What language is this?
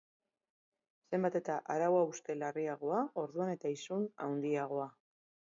Basque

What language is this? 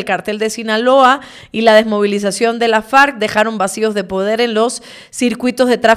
Spanish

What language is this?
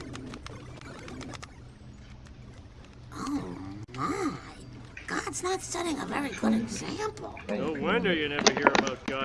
French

